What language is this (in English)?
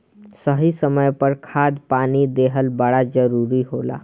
Bhojpuri